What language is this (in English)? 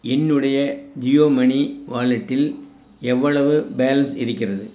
Tamil